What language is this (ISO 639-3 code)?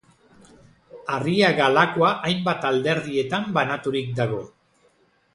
eus